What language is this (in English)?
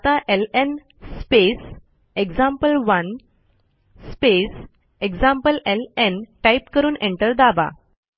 Marathi